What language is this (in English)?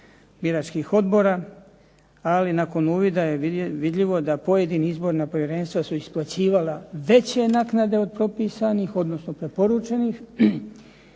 Croatian